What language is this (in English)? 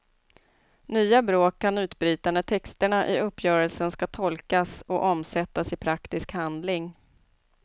Swedish